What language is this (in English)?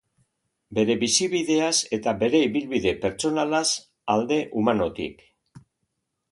Basque